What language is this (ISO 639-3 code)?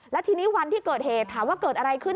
tha